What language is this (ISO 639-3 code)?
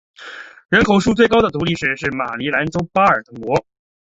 zho